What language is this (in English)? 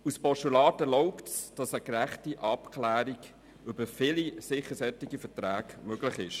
Swiss German